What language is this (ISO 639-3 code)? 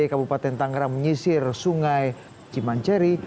ind